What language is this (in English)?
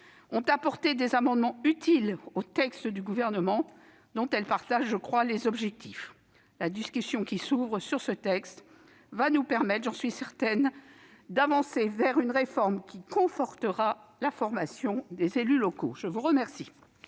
French